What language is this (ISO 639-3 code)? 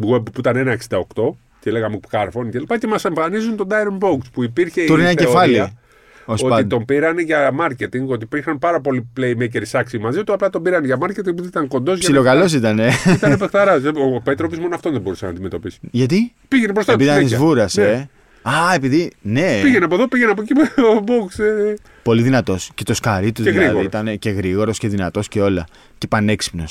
ell